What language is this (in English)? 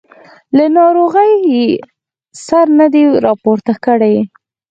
Pashto